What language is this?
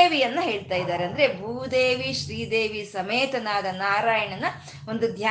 Kannada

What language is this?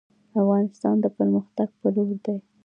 Pashto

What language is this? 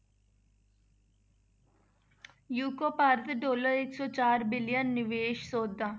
Punjabi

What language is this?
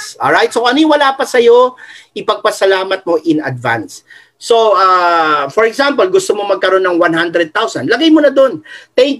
Filipino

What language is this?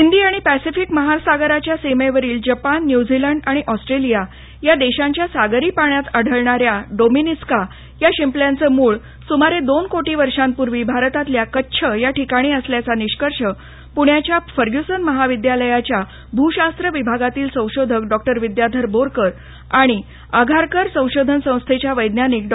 Marathi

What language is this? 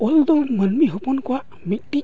Santali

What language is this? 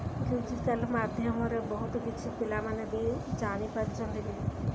Odia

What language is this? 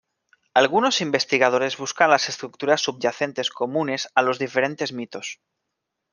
Spanish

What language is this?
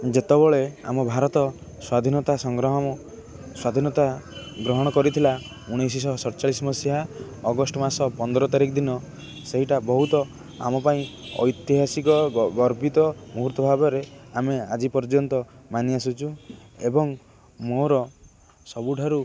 Odia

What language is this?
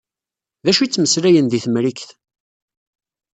Kabyle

